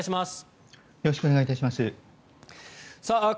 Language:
Japanese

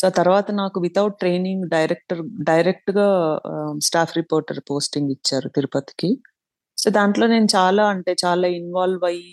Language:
Telugu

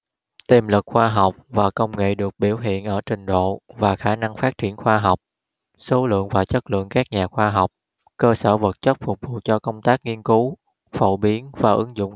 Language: Vietnamese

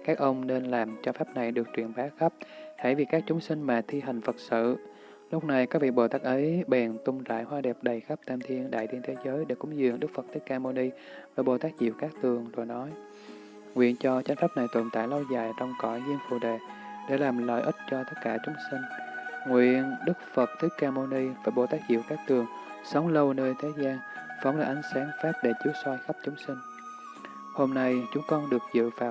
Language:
Vietnamese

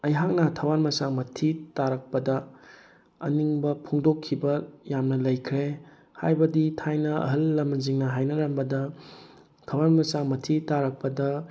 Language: Manipuri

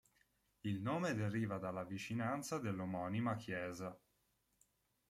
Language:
Italian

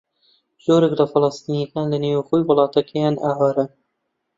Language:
Central Kurdish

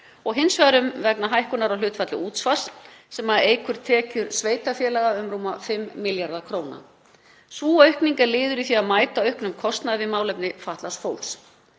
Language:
Icelandic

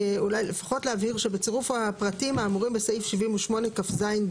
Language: Hebrew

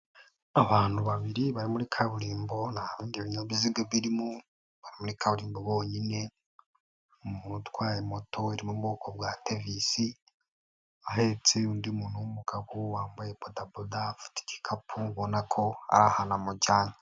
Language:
Kinyarwanda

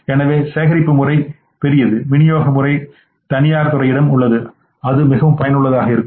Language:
Tamil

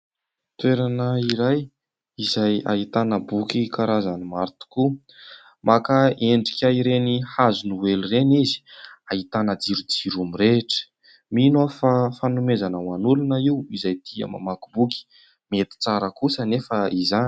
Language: Malagasy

